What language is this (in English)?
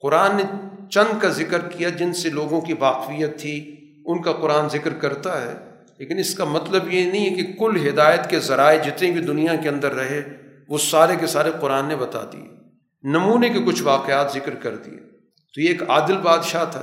Urdu